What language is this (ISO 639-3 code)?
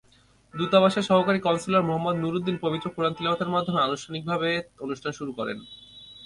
ben